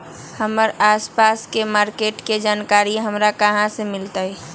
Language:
Magahi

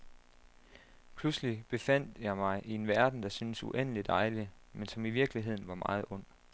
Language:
Danish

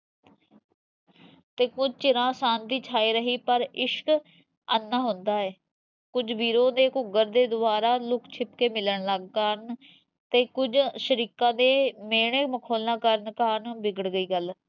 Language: Punjabi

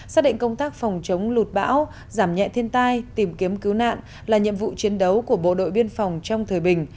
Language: Vietnamese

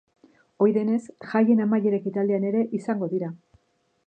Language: Basque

